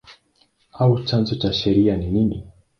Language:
Swahili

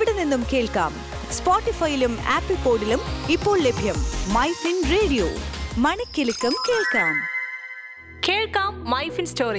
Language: Malayalam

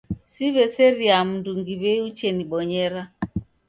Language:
Taita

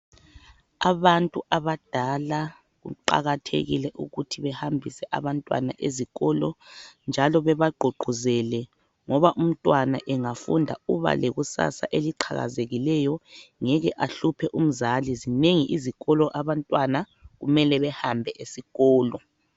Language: North Ndebele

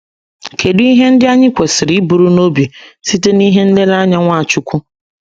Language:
Igbo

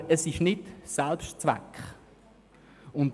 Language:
Swiss German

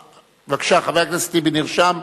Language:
Hebrew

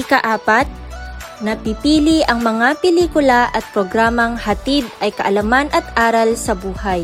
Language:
Filipino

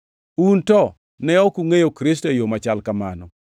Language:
Luo (Kenya and Tanzania)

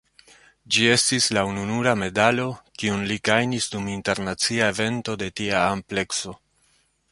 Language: Esperanto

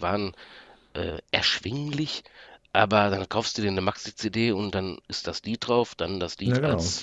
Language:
German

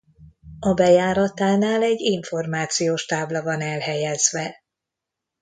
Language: Hungarian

